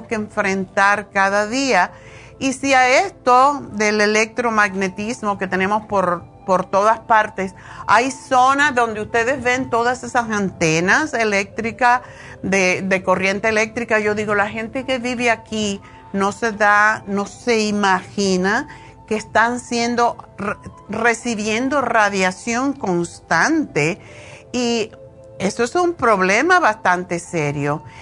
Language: Spanish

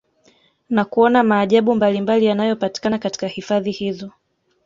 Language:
Swahili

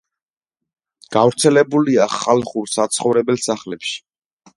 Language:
Georgian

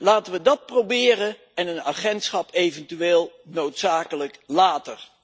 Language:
Dutch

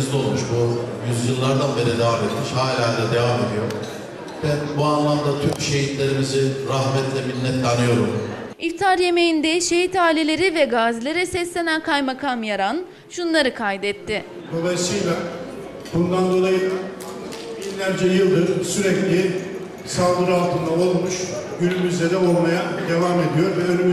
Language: Turkish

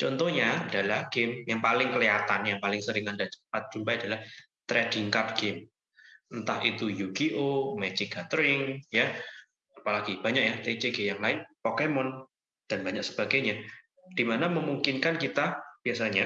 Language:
Indonesian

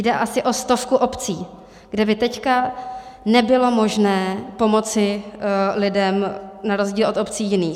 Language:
Czech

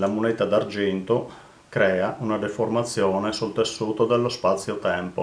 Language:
Italian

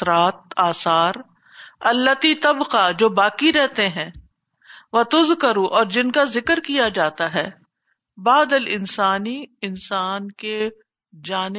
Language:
Urdu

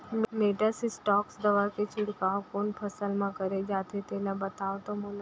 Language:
Chhattisgarhi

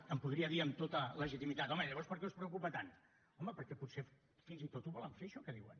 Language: Catalan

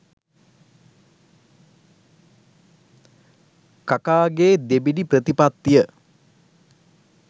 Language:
Sinhala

